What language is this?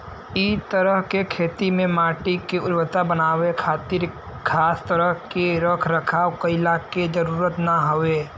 Bhojpuri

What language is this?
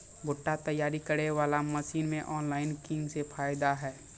Maithili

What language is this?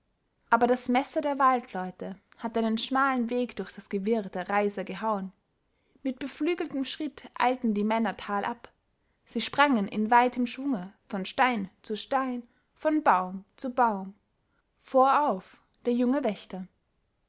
German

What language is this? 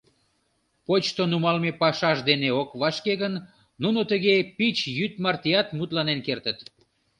Mari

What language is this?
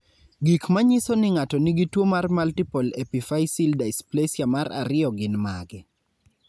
Luo (Kenya and Tanzania)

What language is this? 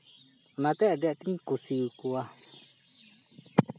Santali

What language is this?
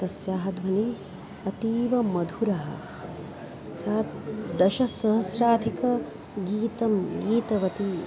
Sanskrit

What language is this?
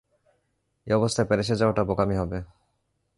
Bangla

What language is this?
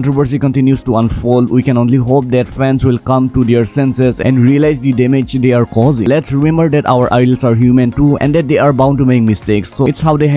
English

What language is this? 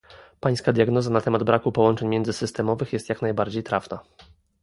Polish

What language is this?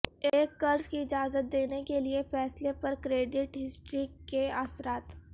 Urdu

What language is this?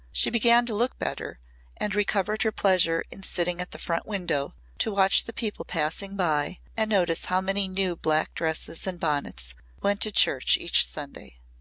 English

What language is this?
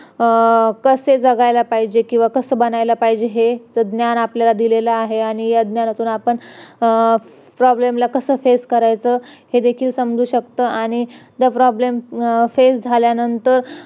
Marathi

